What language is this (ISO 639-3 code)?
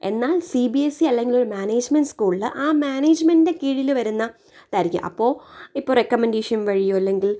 mal